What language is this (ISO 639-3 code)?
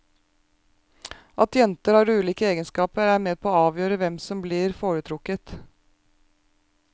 nor